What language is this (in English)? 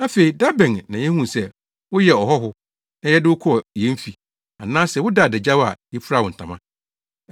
Akan